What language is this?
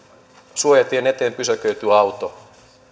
Finnish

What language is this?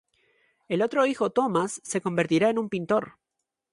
Spanish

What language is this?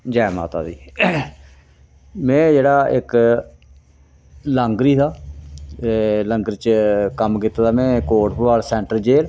Dogri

